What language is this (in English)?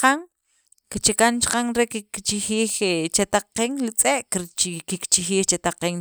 Sacapulteco